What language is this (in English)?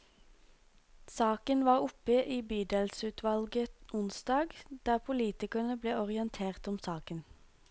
Norwegian